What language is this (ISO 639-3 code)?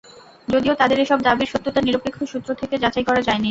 ben